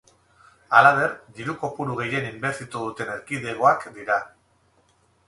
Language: Basque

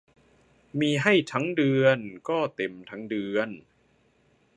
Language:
Thai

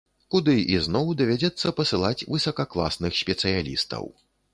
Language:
Belarusian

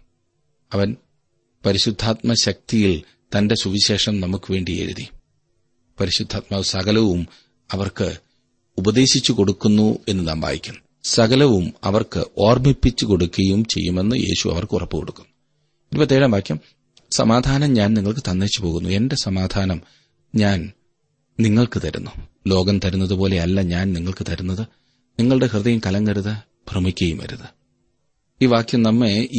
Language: Malayalam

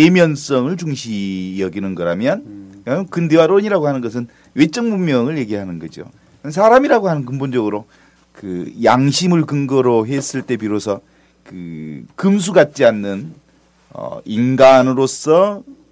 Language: Korean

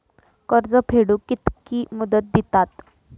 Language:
Marathi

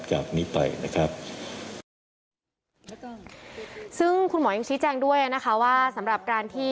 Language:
Thai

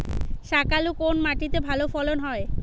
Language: Bangla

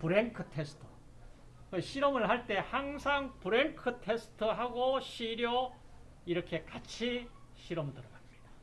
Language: Korean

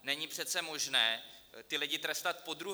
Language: Czech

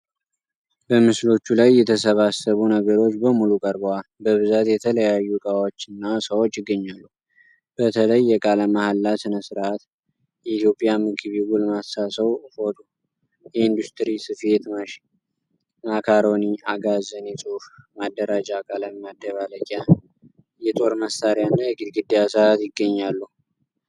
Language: Amharic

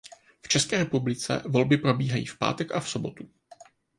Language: Czech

